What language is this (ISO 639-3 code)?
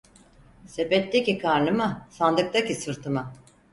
tur